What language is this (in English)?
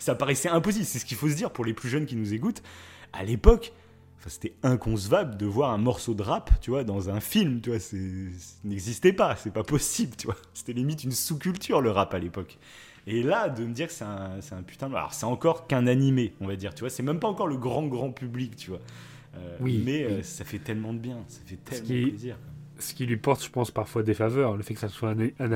French